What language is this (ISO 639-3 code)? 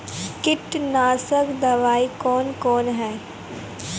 mai